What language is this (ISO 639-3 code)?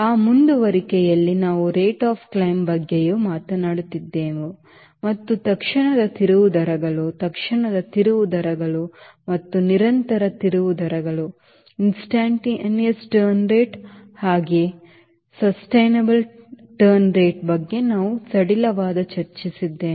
kan